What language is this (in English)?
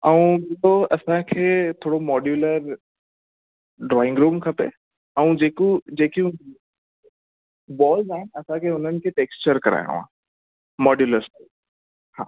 Sindhi